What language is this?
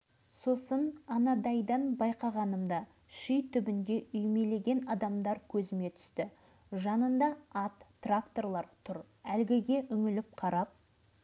Kazakh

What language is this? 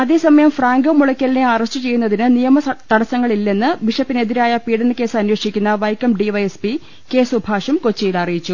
Malayalam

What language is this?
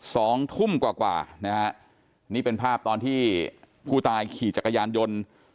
Thai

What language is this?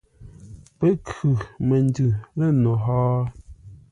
Ngombale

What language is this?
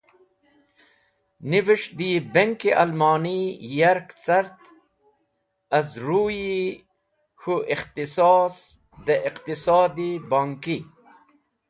Wakhi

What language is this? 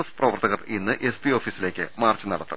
Malayalam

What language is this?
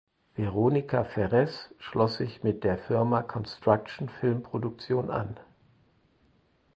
German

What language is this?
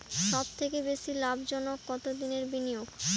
Bangla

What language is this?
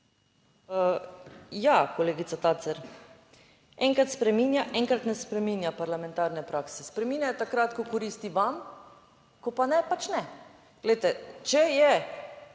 Slovenian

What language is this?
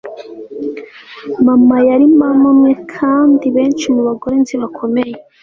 Kinyarwanda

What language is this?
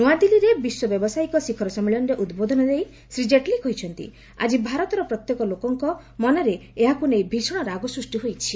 Odia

